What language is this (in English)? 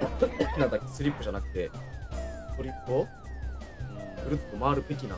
Japanese